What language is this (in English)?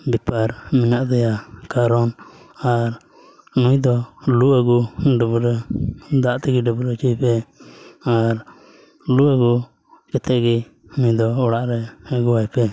Santali